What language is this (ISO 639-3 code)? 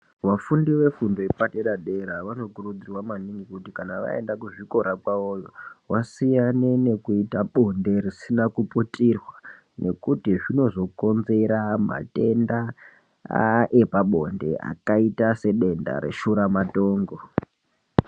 ndc